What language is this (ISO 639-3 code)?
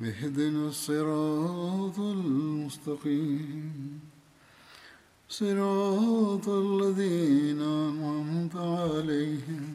swa